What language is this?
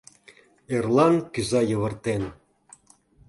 Mari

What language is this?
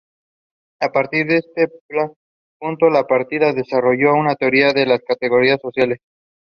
English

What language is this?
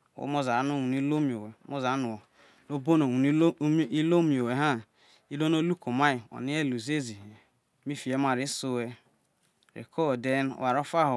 Isoko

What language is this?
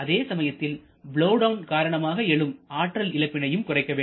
Tamil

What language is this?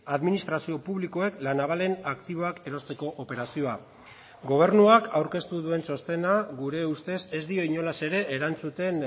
Basque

